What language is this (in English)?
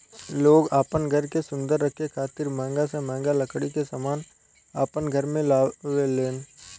Bhojpuri